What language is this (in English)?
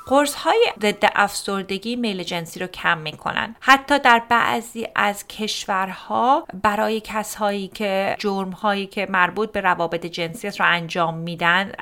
Persian